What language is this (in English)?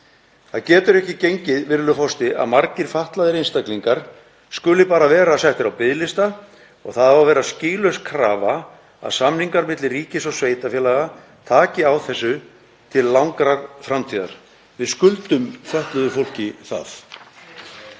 Icelandic